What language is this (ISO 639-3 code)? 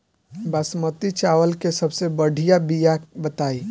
bho